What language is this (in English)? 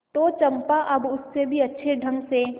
Hindi